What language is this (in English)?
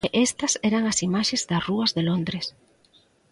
Galician